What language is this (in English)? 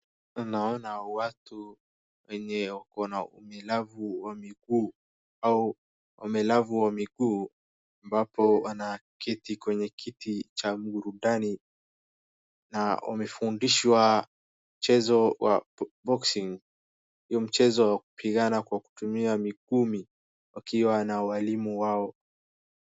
Swahili